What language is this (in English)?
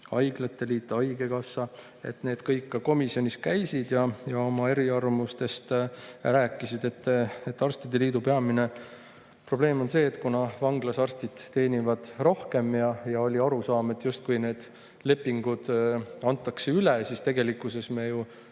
Estonian